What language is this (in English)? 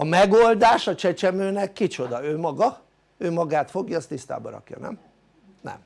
Hungarian